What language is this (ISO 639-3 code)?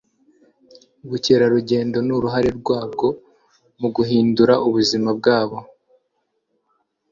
kin